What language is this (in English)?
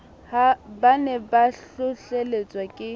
Southern Sotho